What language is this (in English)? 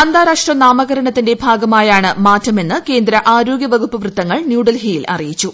Malayalam